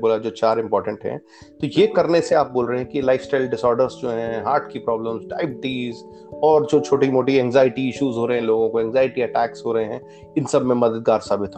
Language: Hindi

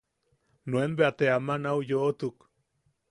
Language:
Yaqui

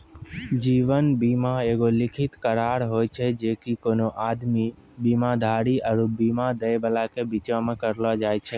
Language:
Maithili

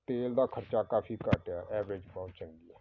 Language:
Punjabi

